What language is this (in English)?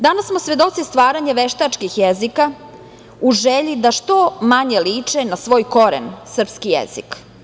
Serbian